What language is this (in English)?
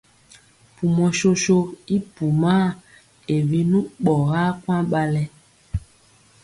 Mpiemo